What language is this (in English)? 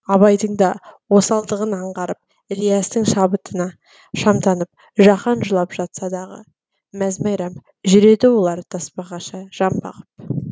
Kazakh